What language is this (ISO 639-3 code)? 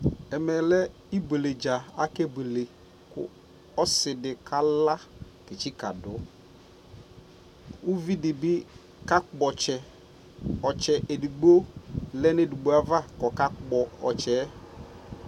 kpo